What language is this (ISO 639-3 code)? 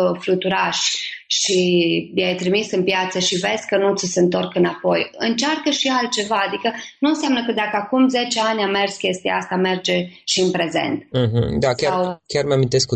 ron